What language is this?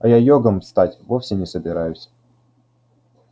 Russian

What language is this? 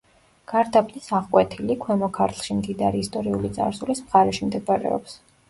Georgian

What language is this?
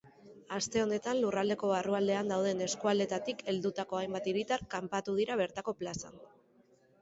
Basque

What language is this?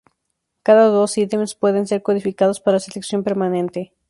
Spanish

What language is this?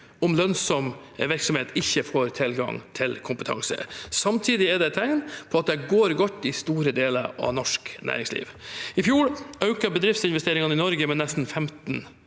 Norwegian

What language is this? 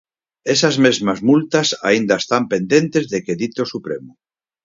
Galician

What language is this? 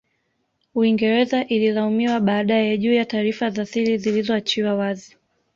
Swahili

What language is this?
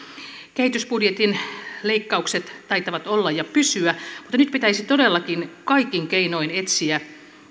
Finnish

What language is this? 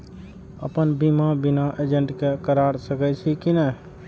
Maithili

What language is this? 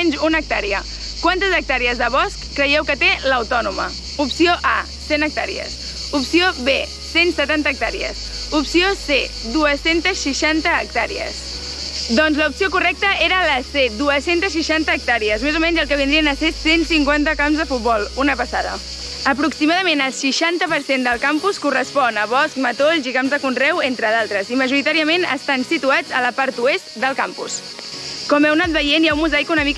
Catalan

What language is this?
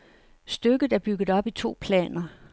Danish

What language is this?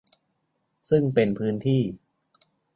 Thai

